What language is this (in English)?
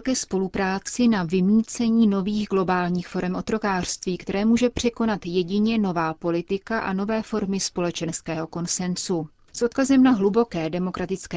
Czech